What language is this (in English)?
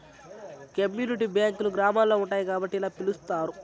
Telugu